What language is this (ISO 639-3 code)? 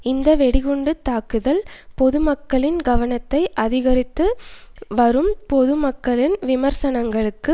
tam